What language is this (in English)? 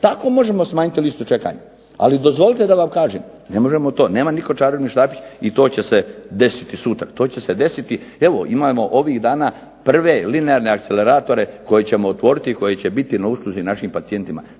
Croatian